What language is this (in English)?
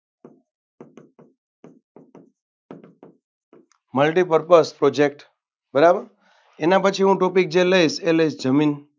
Gujarati